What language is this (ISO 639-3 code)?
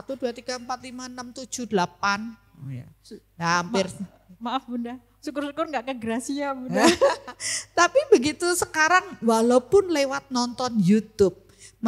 ind